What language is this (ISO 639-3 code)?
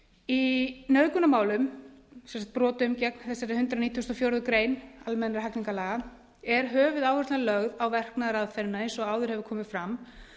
isl